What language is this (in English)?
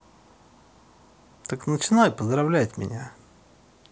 Russian